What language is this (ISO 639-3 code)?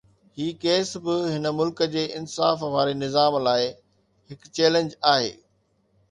snd